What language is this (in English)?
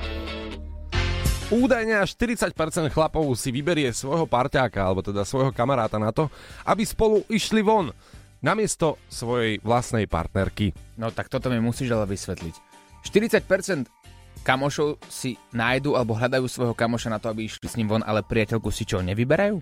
Slovak